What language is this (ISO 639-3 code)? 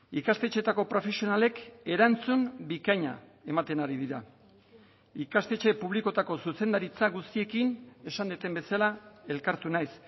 eus